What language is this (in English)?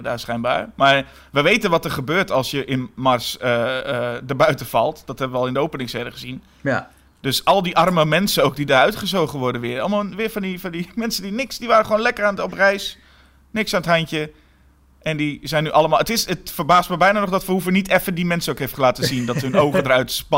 Dutch